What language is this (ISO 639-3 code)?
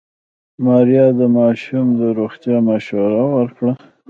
pus